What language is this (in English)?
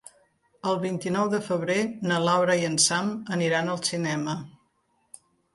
Catalan